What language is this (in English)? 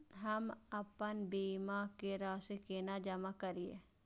Maithili